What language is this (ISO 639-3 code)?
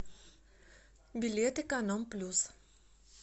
rus